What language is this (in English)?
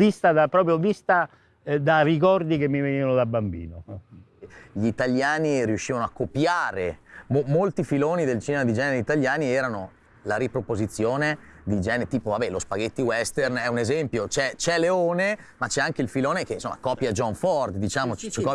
Italian